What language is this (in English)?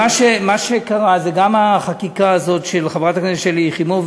Hebrew